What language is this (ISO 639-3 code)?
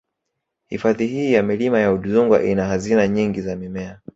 swa